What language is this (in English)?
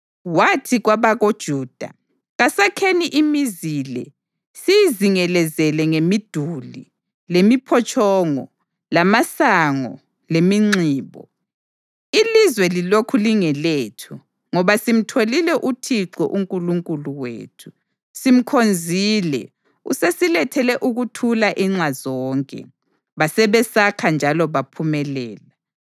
North Ndebele